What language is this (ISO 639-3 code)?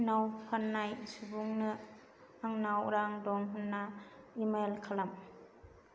brx